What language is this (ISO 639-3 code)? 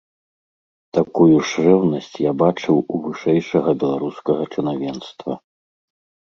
bel